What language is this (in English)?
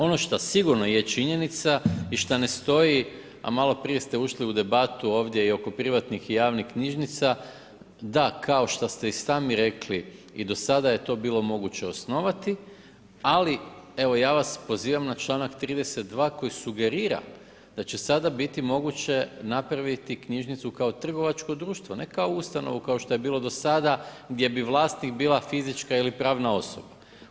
Croatian